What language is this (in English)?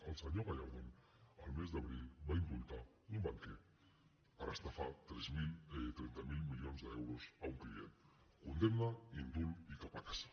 Catalan